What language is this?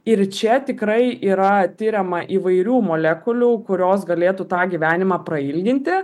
Lithuanian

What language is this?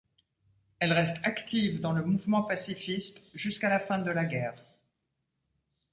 French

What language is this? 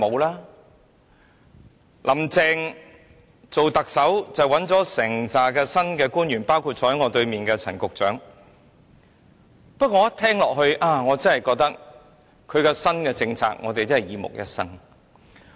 Cantonese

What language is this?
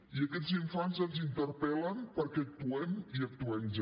Catalan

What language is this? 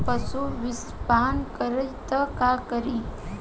Bhojpuri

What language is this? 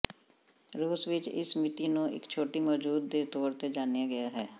Punjabi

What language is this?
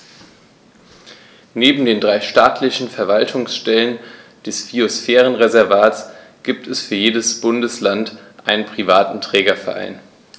German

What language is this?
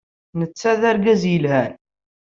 Kabyle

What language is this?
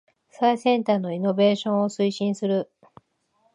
Japanese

